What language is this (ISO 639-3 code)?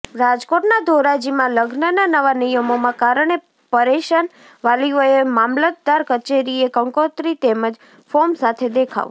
guj